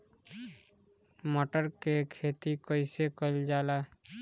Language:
Bhojpuri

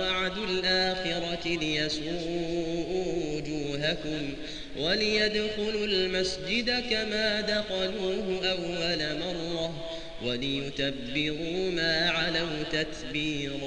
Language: Arabic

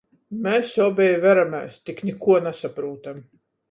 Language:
Latgalian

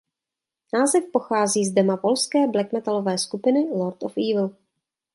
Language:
Czech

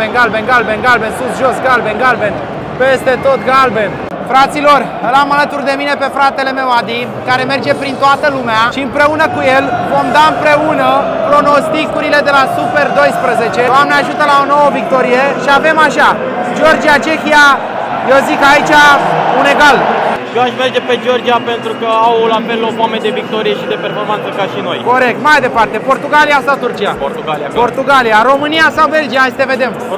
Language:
Romanian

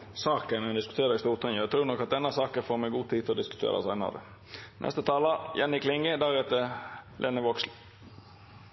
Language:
Norwegian Nynorsk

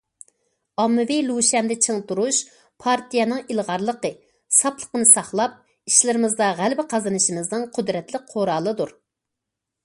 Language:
Uyghur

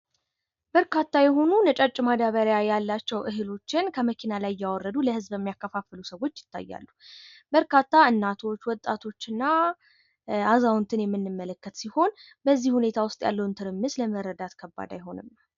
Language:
Amharic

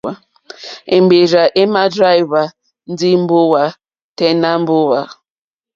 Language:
Mokpwe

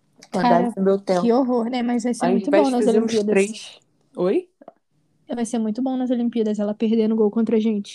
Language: Portuguese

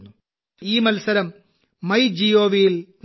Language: Malayalam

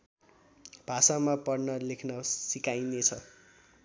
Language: Nepali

